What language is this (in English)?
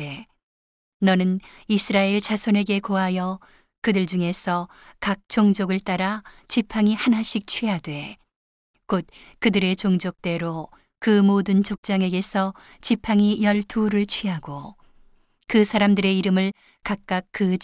Korean